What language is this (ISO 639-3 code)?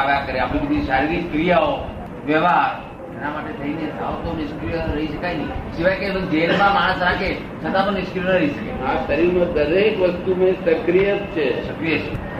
guj